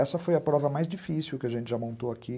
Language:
Portuguese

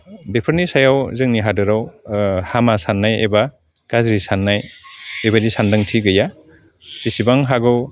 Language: Bodo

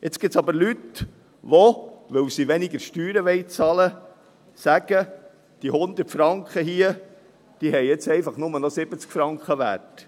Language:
Swiss German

